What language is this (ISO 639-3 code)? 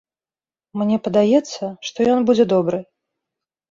bel